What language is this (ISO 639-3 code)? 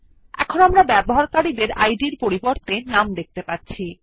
ben